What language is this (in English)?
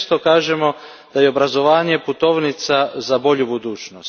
Croatian